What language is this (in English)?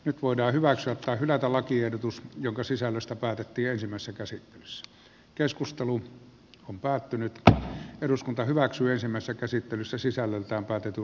Finnish